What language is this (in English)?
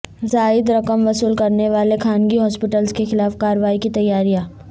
Urdu